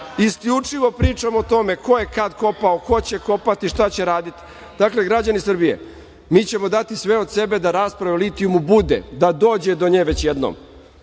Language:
Serbian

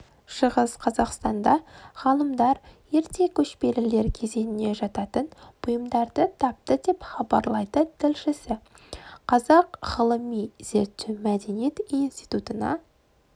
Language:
Kazakh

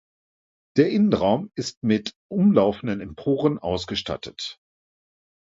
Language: German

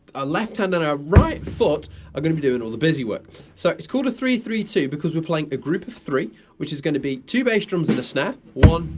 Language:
English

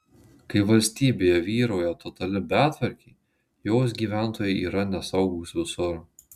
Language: Lithuanian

